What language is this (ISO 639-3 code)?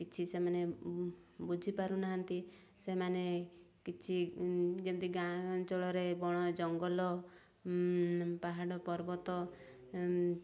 ori